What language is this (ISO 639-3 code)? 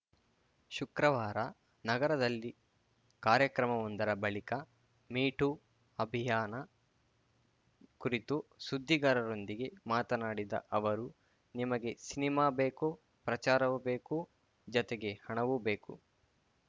kan